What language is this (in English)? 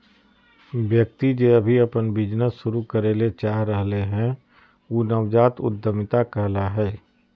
Magahi